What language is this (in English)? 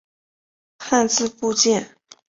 Chinese